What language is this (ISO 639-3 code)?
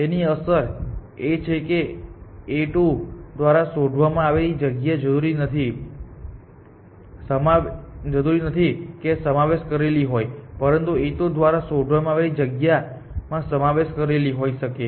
guj